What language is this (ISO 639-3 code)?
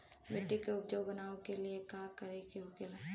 bho